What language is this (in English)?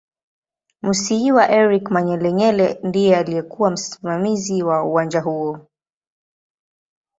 Swahili